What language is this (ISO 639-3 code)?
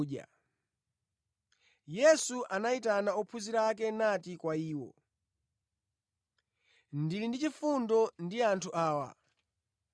nya